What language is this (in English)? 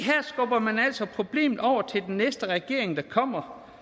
Danish